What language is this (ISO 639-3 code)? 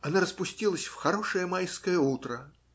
rus